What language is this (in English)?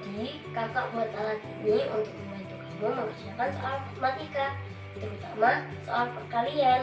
Indonesian